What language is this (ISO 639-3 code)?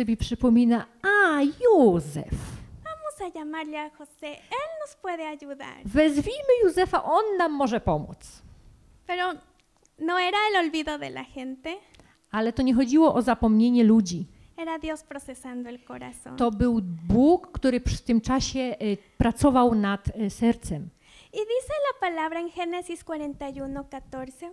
pol